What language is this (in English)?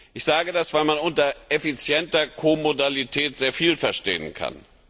German